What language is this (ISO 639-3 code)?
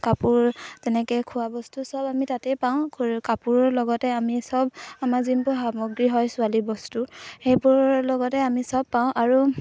asm